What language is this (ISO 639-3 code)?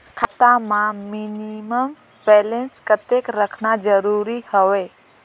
hne